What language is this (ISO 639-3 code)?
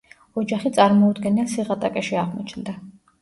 kat